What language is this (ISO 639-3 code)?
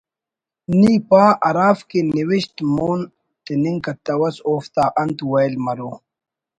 brh